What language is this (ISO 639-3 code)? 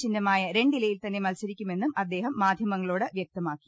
mal